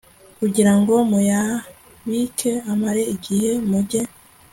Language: Kinyarwanda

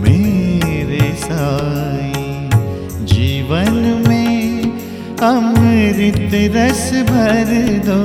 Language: Hindi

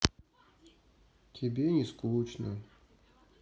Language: Russian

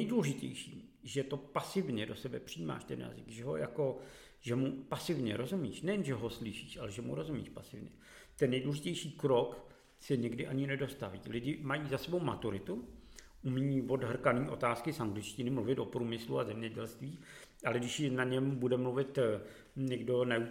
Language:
Czech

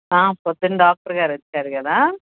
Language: Telugu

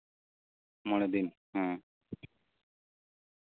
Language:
Santali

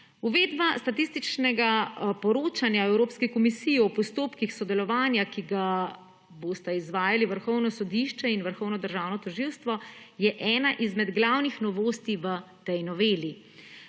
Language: Slovenian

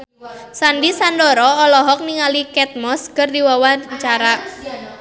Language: Sundanese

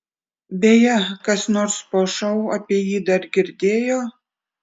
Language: Lithuanian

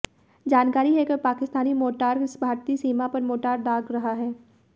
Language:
Hindi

